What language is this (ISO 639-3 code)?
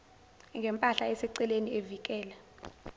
zul